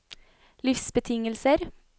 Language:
Norwegian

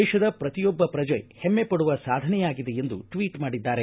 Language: Kannada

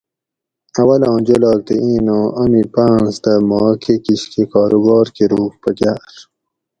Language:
Gawri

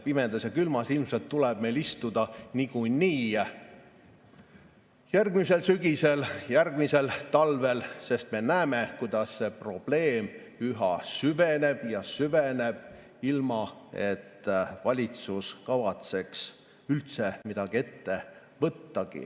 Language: Estonian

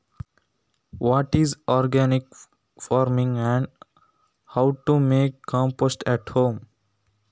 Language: Kannada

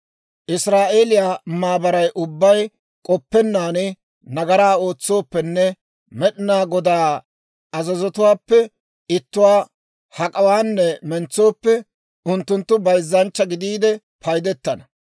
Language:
Dawro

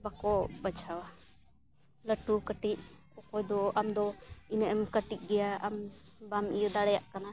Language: Santali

